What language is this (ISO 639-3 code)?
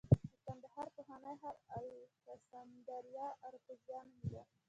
pus